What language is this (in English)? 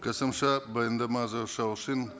Kazakh